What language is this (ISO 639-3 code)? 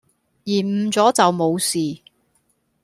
yue